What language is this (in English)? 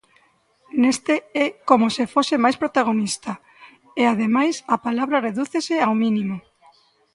Galician